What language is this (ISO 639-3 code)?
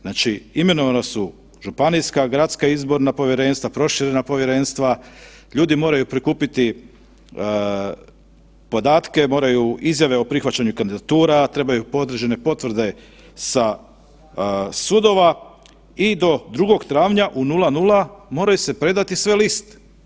hrv